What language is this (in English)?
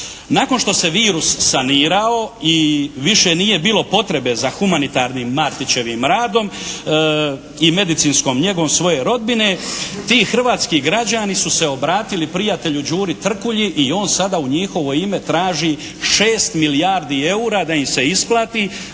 Croatian